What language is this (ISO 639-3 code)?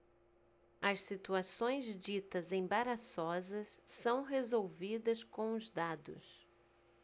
por